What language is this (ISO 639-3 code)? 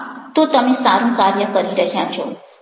guj